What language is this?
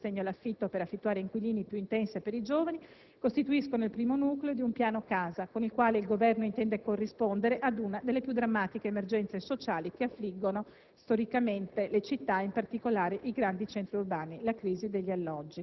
Italian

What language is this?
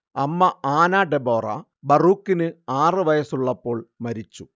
Malayalam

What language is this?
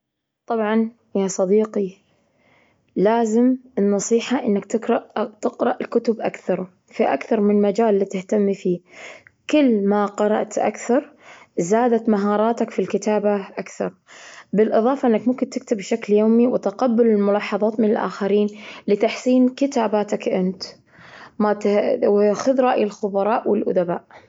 Gulf Arabic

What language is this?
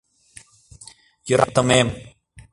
Mari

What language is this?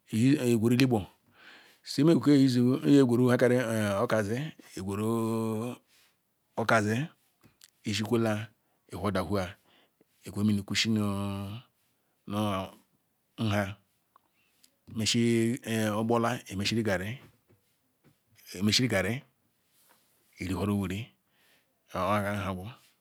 Ikwere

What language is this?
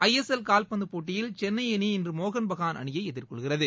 Tamil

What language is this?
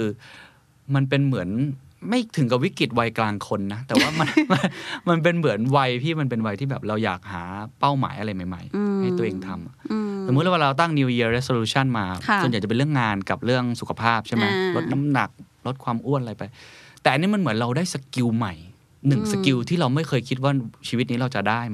Thai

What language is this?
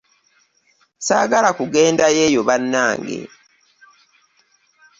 Ganda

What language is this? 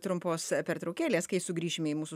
Lithuanian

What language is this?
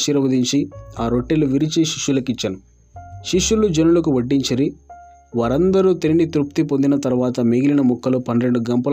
Telugu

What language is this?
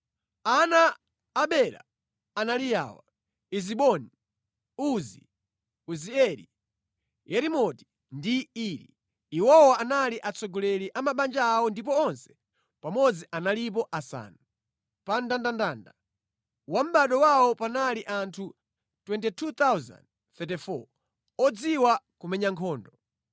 Nyanja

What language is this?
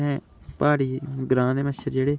Dogri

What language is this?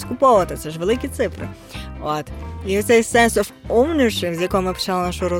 Ukrainian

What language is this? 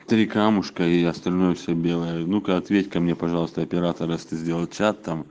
Russian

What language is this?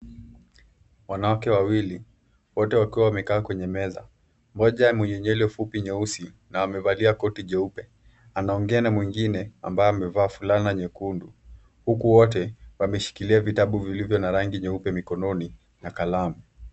Swahili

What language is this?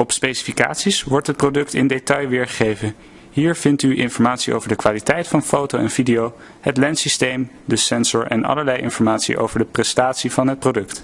Dutch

